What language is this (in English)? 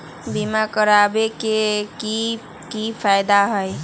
Magahi